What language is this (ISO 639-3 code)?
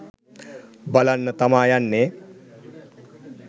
sin